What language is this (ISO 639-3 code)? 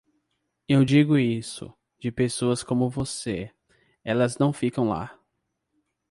por